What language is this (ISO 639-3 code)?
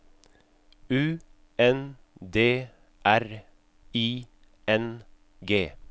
nor